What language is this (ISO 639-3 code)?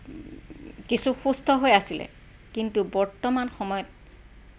asm